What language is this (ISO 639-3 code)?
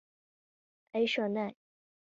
zho